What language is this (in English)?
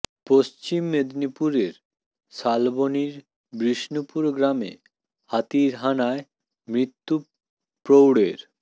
Bangla